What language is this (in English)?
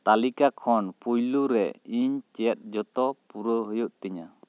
Santali